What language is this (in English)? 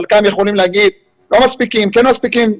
Hebrew